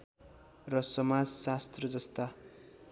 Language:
Nepali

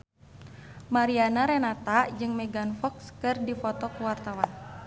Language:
Sundanese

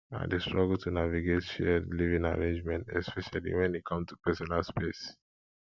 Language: Nigerian Pidgin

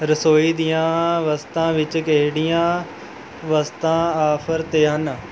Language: Punjabi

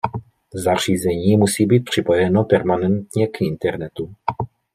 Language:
Czech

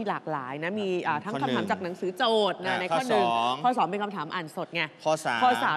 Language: Thai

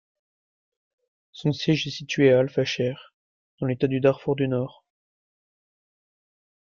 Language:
French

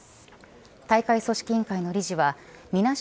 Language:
Japanese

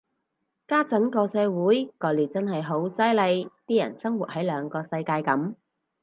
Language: Cantonese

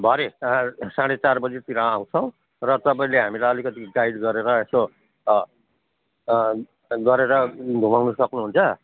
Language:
Nepali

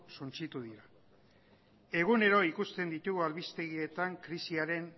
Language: Basque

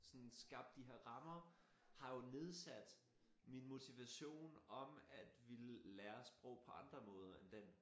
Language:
Danish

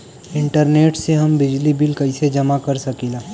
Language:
Bhojpuri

